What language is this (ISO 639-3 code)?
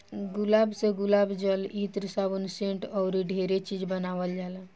bho